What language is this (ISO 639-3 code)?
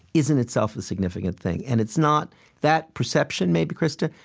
eng